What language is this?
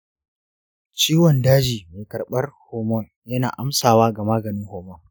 Hausa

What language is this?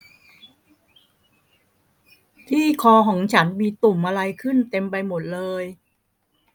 Thai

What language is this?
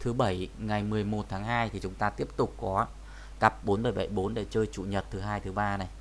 Vietnamese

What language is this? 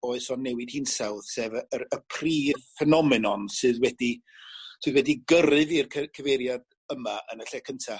Welsh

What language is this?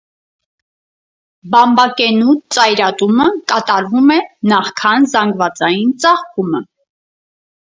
Armenian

